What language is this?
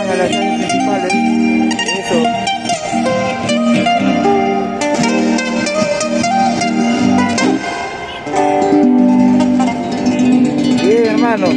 Spanish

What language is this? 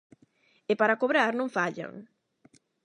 Galician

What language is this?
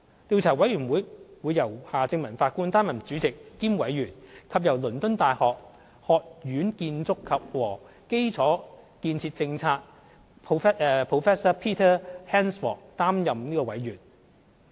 Cantonese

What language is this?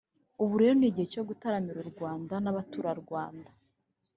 Kinyarwanda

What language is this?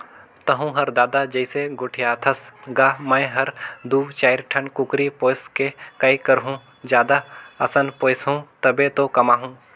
Chhattisgarhi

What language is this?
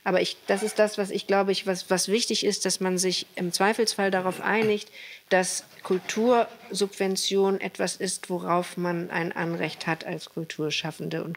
German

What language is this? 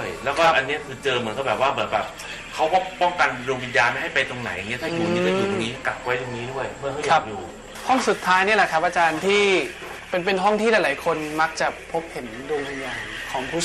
Thai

